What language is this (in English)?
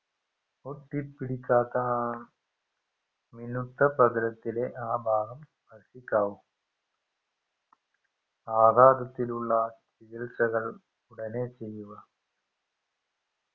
Malayalam